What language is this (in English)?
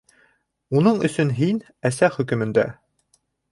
Bashkir